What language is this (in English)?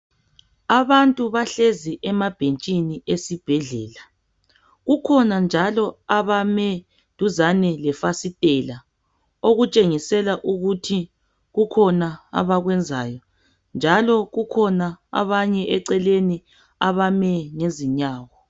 North Ndebele